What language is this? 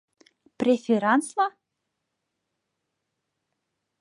Mari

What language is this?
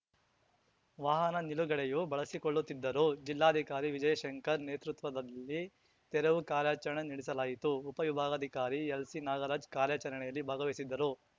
Kannada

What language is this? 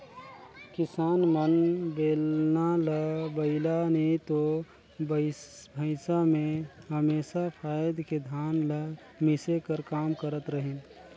Chhattisgarhi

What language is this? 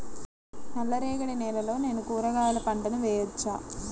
Telugu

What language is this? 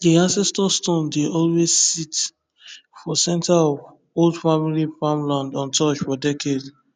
Nigerian Pidgin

